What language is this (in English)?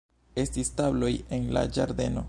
Esperanto